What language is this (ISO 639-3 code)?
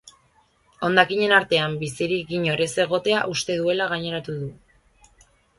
eus